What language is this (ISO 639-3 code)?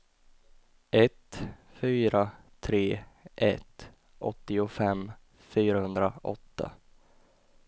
swe